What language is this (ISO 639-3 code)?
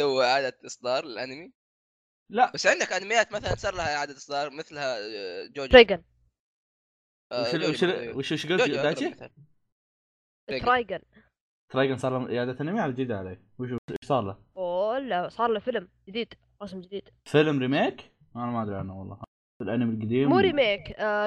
ara